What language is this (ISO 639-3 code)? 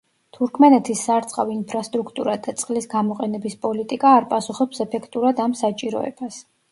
kat